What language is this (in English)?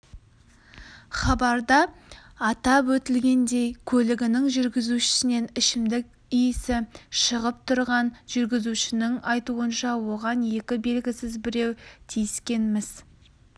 Kazakh